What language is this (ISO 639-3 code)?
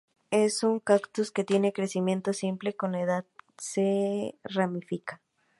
spa